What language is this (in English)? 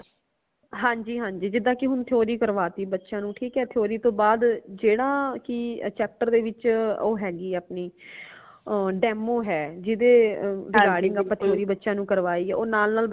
Punjabi